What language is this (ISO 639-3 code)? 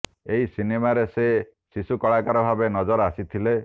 ori